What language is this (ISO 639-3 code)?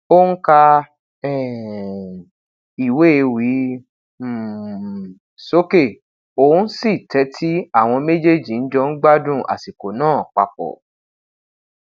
yor